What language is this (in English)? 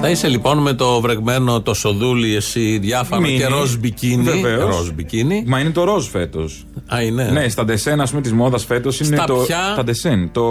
Greek